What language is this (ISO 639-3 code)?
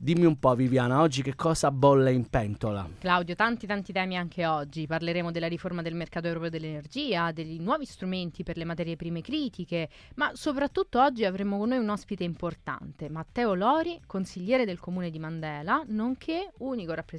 ita